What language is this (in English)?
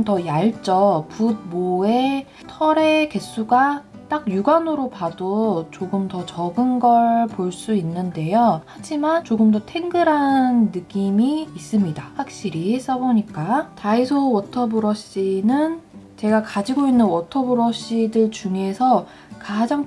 Korean